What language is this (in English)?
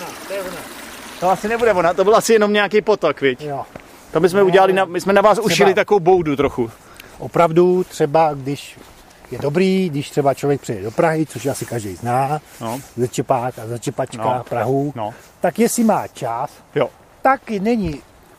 Czech